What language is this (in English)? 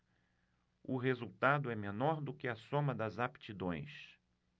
Portuguese